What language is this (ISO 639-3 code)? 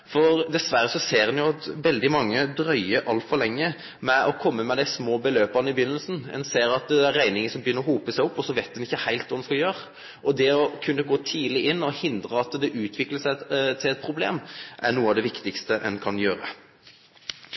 nno